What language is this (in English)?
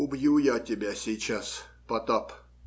Russian